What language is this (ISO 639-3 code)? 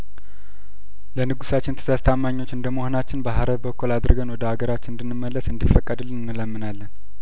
amh